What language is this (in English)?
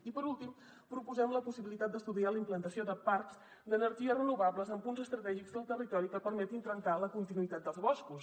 Catalan